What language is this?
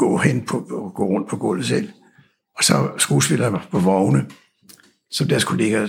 Danish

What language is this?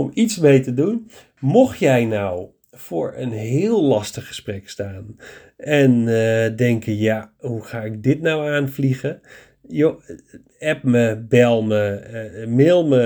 Dutch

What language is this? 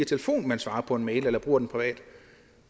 Danish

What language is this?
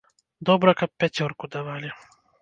Belarusian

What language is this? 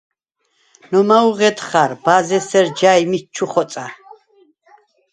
Svan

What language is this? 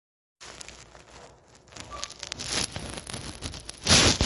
Georgian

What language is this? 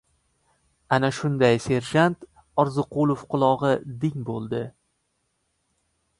Uzbek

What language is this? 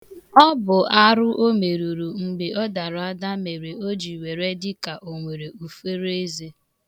Igbo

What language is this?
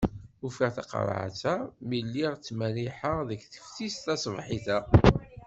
Kabyle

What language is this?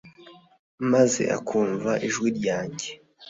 Kinyarwanda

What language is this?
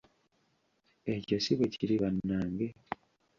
Ganda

